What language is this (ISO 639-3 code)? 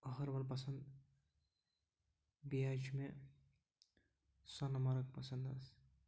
kas